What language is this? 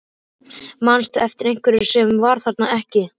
Icelandic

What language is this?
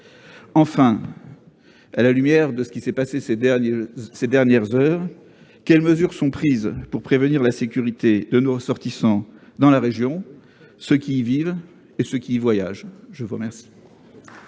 French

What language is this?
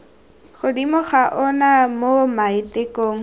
Tswana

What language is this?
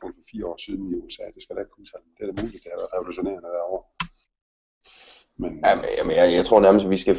Danish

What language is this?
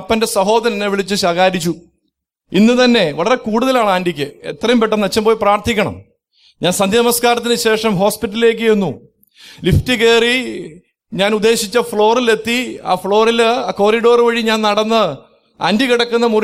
Malayalam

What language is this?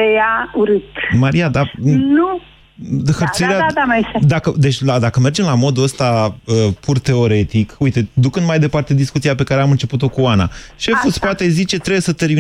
Romanian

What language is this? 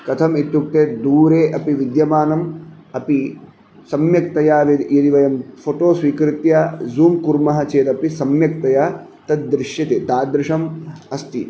Sanskrit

